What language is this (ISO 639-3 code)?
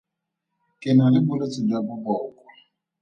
tsn